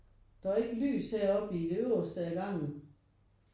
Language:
Danish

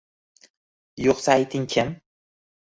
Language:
Uzbek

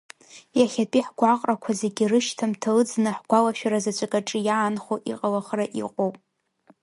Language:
Abkhazian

